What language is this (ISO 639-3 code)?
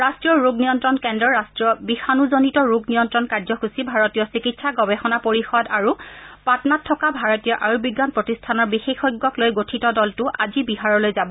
asm